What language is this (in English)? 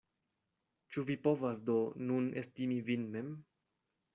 Esperanto